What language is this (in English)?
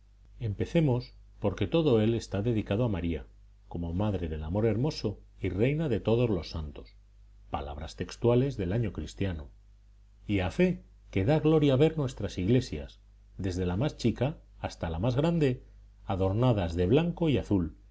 Spanish